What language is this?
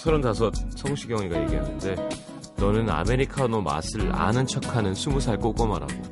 Korean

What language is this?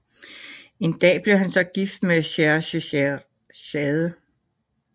Danish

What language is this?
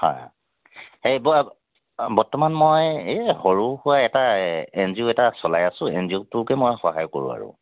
Assamese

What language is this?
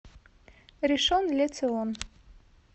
Russian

